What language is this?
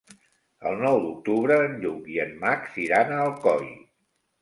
Catalan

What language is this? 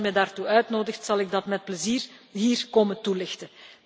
Dutch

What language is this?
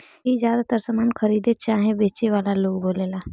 Bhojpuri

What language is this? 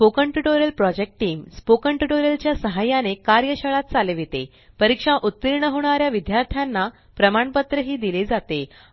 Marathi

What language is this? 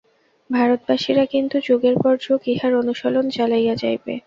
Bangla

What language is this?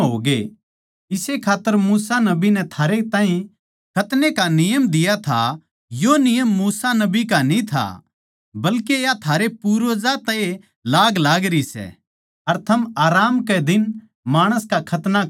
Haryanvi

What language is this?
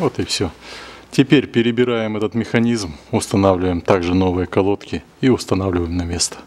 Russian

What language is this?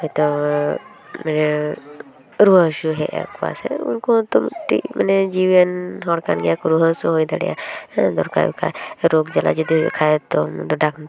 Santali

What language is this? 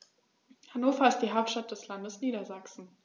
German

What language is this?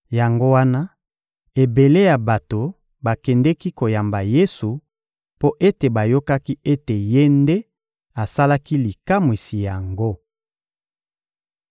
Lingala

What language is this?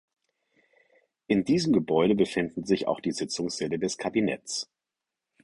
German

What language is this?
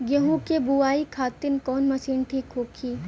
Bhojpuri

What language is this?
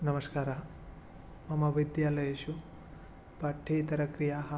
Sanskrit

